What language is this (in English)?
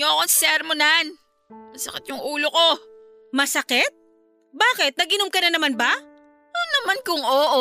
Filipino